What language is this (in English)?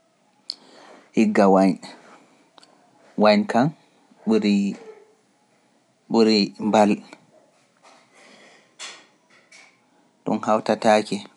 Pular